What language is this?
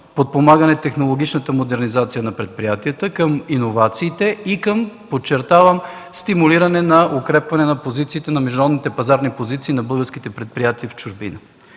Bulgarian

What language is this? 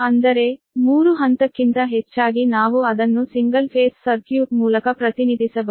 Kannada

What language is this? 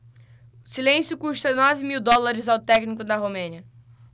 Portuguese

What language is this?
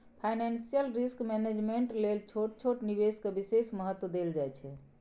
Maithili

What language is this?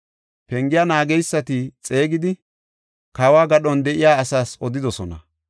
Gofa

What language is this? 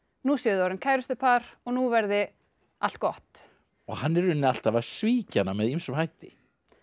Icelandic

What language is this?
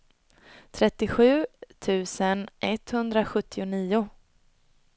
Swedish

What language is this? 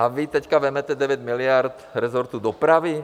Czech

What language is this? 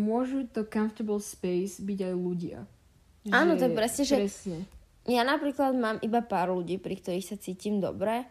Slovak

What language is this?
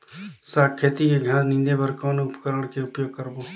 Chhattisgarhi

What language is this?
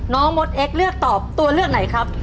Thai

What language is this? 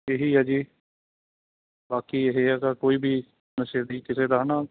Punjabi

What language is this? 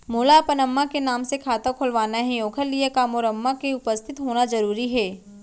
Chhattisgarhi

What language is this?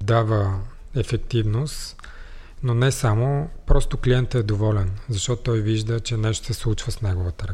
Bulgarian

